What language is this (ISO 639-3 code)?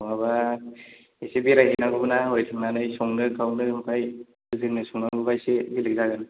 brx